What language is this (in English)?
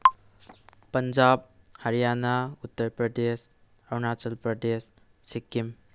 Manipuri